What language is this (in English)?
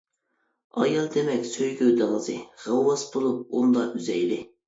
Uyghur